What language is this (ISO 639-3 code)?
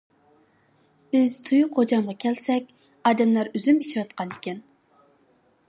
uig